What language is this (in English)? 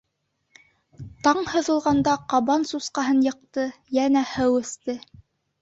Bashkir